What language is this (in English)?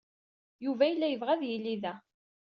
Kabyle